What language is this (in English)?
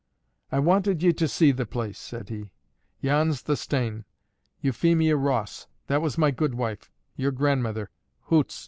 English